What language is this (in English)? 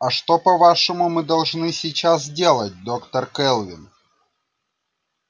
Russian